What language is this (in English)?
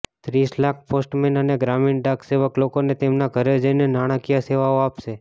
Gujarati